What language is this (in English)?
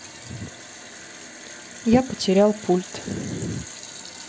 Russian